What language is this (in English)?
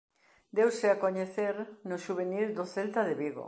Galician